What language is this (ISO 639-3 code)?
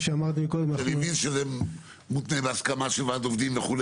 heb